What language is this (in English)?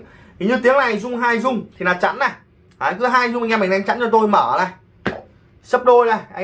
Vietnamese